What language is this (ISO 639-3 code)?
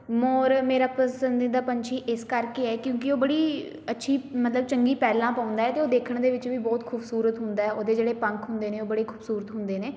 pan